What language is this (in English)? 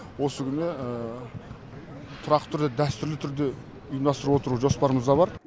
Kazakh